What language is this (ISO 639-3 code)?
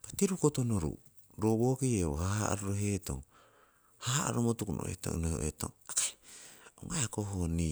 siw